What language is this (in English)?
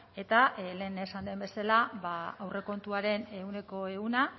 Basque